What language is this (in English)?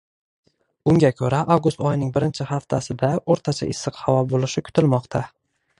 Uzbek